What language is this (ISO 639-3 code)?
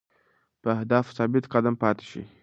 pus